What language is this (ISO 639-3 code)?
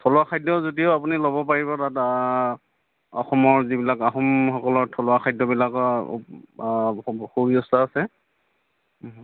asm